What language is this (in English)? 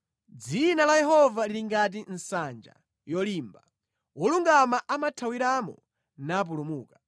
Nyanja